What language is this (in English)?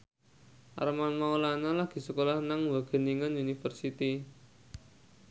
Javanese